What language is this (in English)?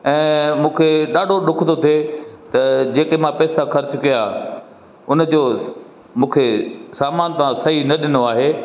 Sindhi